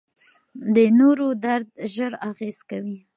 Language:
Pashto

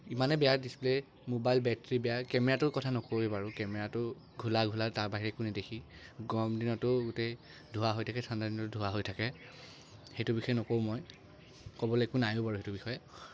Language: Assamese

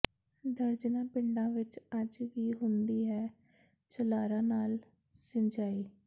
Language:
Punjabi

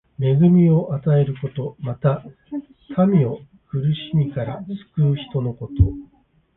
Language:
Japanese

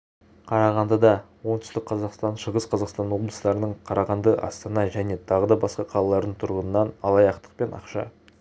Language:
Kazakh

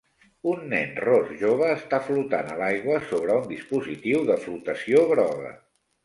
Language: Catalan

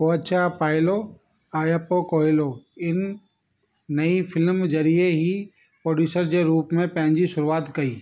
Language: Sindhi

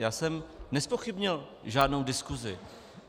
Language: Czech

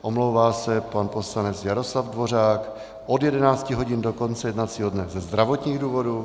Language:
Czech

